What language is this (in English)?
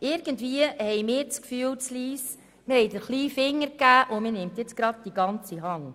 Swiss German